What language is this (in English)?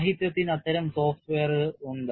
Malayalam